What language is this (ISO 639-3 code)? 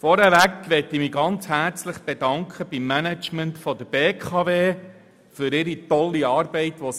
gsw